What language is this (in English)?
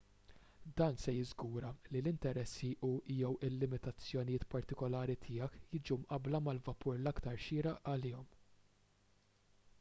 Maltese